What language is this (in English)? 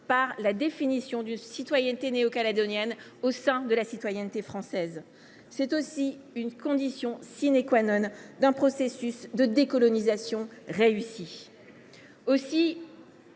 French